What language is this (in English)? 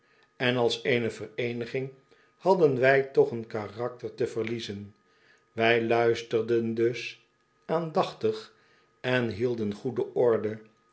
Dutch